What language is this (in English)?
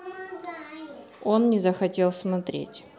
Russian